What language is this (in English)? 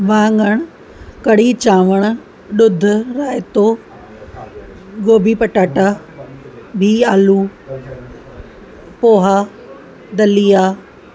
Sindhi